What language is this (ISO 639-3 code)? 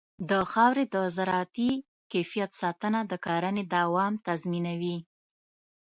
pus